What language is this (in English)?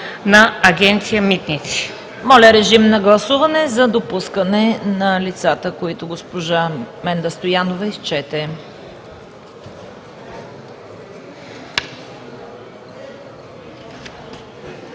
Bulgarian